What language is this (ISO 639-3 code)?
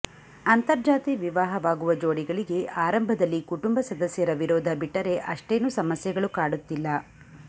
kan